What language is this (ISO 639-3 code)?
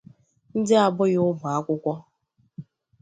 ibo